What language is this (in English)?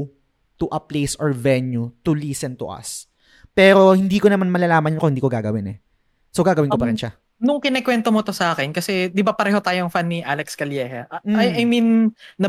Filipino